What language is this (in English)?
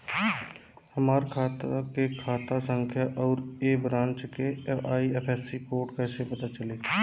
Bhojpuri